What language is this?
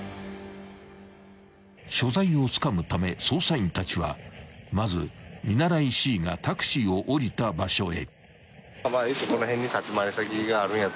Japanese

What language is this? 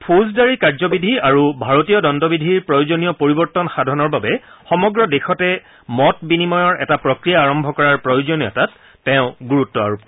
Assamese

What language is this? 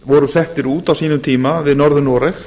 Icelandic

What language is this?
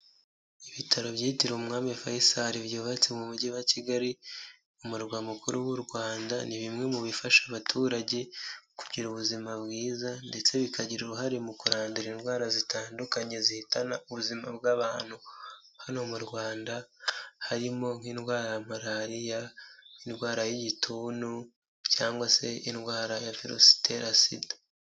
Kinyarwanda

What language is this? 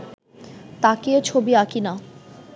Bangla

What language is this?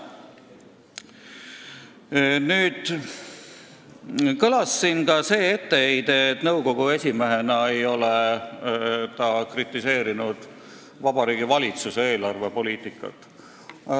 Estonian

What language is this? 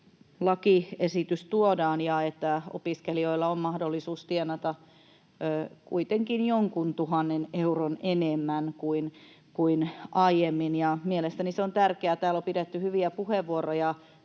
Finnish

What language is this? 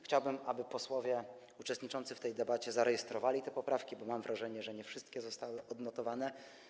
Polish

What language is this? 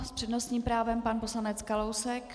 Czech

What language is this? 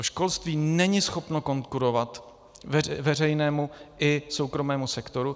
Czech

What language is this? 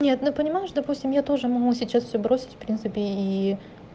Russian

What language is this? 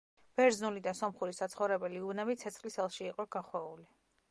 Georgian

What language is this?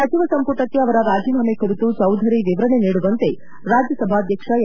Kannada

